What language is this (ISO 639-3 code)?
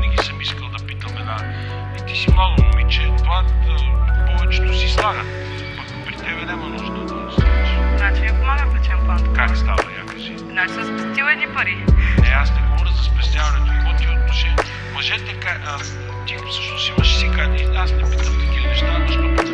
bul